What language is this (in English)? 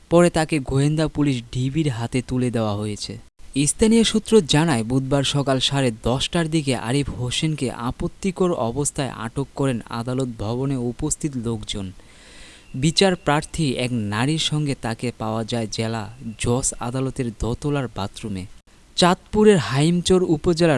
Bangla